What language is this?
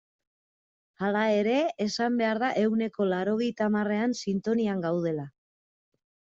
Basque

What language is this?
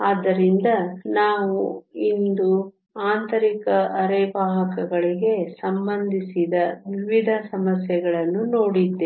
Kannada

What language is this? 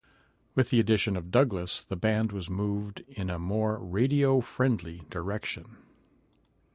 English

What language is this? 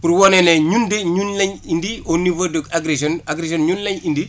Wolof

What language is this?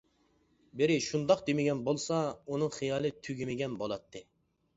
Uyghur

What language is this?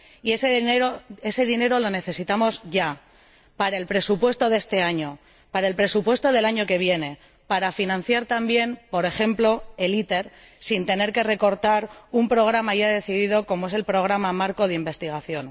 Spanish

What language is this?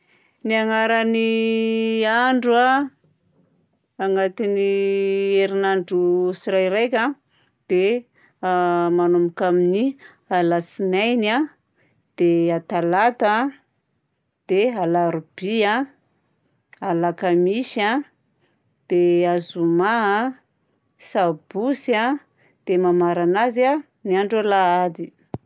Southern Betsimisaraka Malagasy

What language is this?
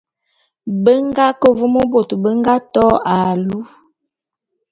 Bulu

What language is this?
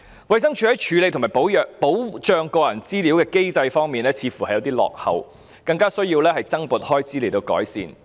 Cantonese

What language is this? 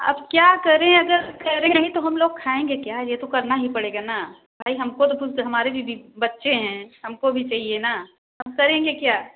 Hindi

